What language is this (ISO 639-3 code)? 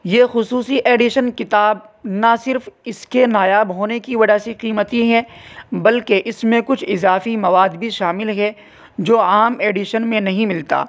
urd